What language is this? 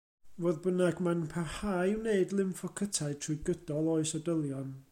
Welsh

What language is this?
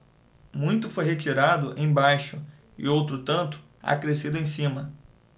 Portuguese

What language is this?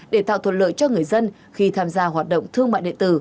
Vietnamese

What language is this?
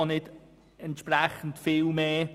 Swiss German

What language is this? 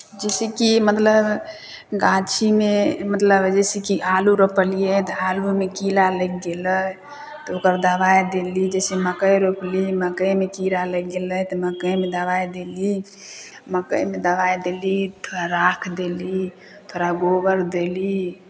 Maithili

